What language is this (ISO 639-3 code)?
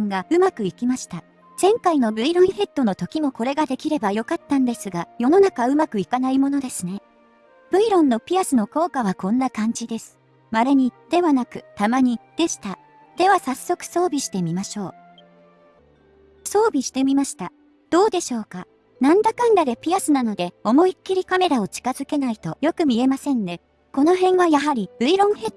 jpn